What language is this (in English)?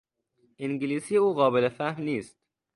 Persian